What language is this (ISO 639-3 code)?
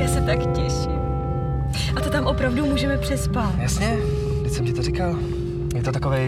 ces